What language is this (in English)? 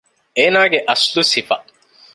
Divehi